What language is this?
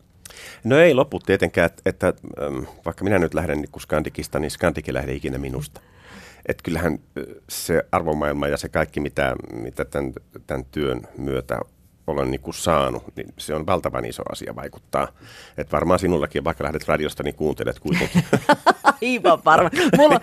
Finnish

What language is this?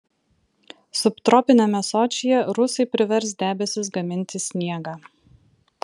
Lithuanian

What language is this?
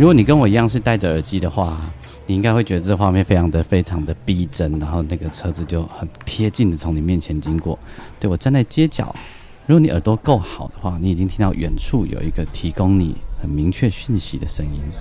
Chinese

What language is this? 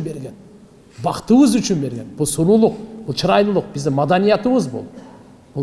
Turkish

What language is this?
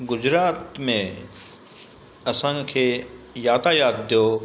Sindhi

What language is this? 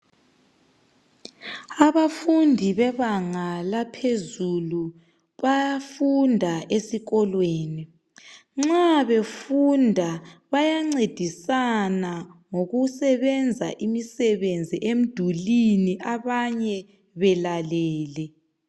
North Ndebele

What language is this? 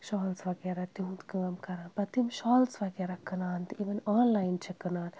Kashmiri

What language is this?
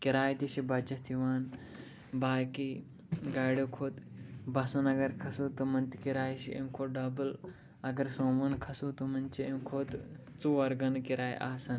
Kashmiri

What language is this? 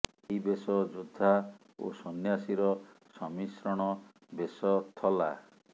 Odia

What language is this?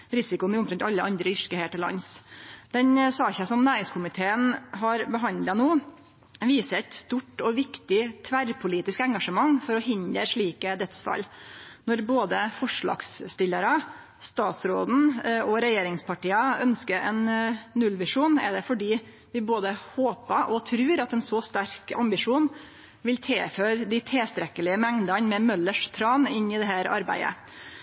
Norwegian Nynorsk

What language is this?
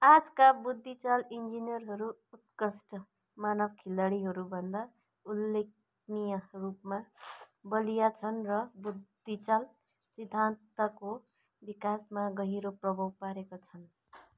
Nepali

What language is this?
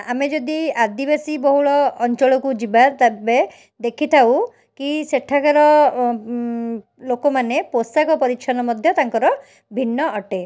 Odia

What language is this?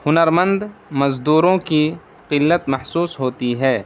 Urdu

